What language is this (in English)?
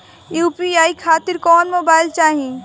Bhojpuri